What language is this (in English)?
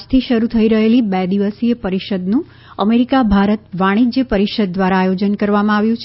Gujarati